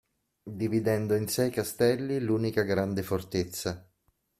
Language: Italian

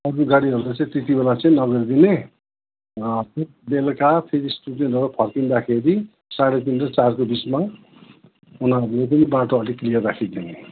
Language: Nepali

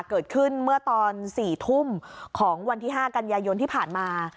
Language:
Thai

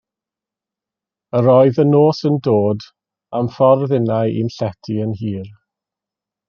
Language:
Welsh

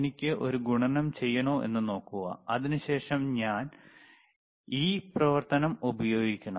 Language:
Malayalam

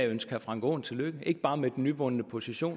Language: Danish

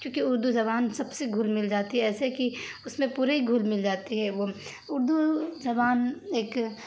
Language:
Urdu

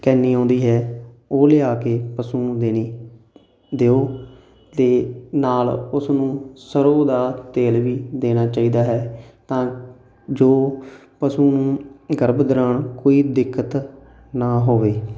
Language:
Punjabi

